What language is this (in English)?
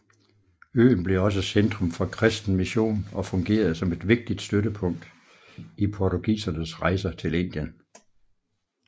Danish